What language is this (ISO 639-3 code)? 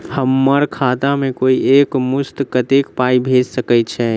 mai